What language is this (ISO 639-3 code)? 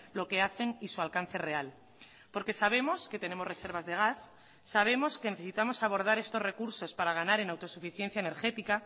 spa